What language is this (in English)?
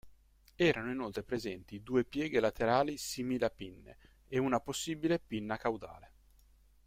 Italian